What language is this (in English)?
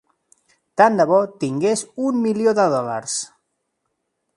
Catalan